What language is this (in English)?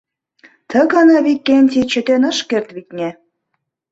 Mari